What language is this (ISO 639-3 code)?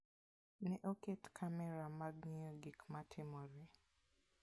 luo